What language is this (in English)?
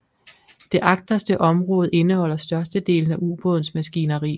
Danish